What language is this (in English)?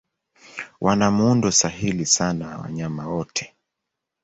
Swahili